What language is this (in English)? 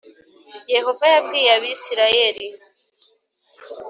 Kinyarwanda